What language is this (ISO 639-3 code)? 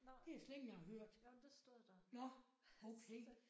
dan